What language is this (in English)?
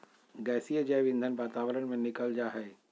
Magahi